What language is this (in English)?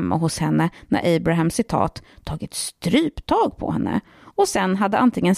Swedish